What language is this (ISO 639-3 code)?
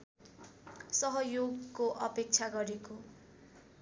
nep